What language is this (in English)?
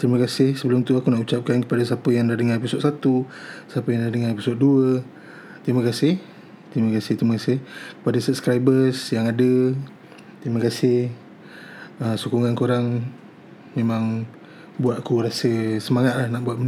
Malay